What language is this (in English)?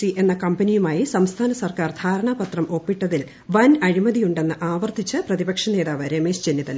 Malayalam